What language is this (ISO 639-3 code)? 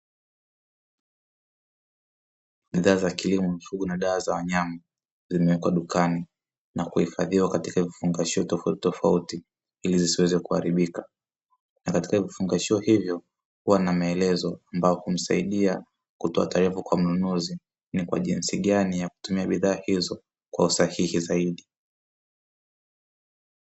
swa